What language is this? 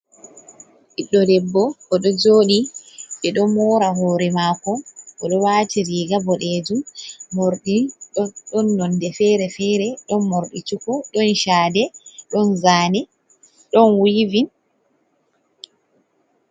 Fula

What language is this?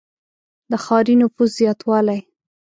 Pashto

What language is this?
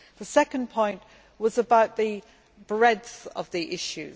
English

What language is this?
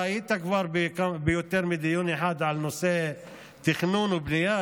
Hebrew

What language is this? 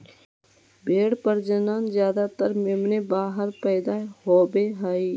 Magahi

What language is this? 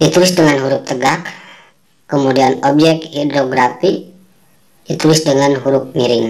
Indonesian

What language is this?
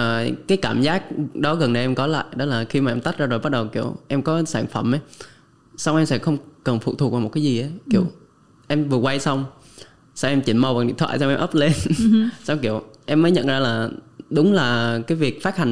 Vietnamese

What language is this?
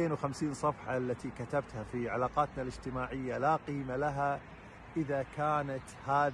Arabic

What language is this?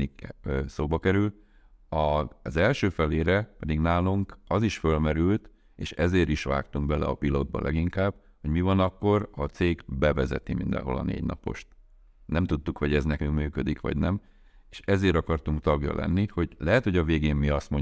Hungarian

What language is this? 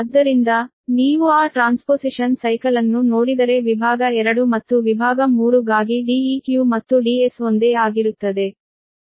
Kannada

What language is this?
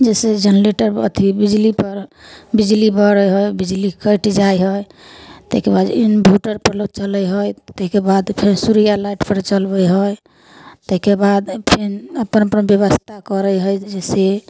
Maithili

